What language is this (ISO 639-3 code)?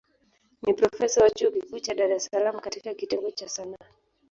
swa